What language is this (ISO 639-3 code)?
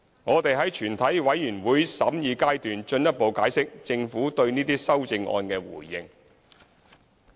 yue